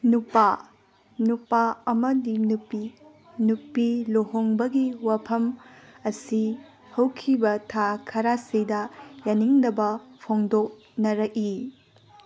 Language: Manipuri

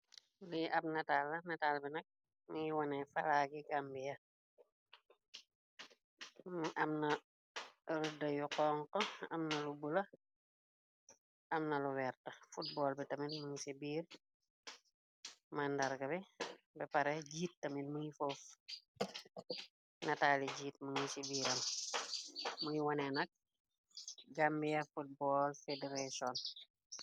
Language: Wolof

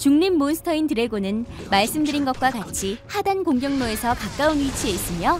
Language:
Korean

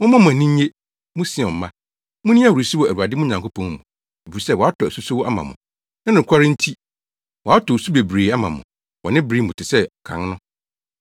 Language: Akan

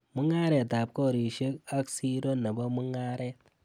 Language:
Kalenjin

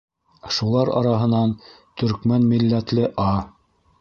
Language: Bashkir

